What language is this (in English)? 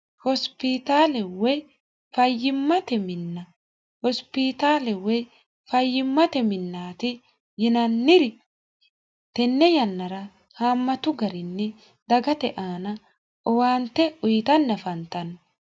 Sidamo